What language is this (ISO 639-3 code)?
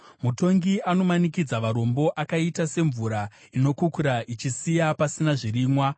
sna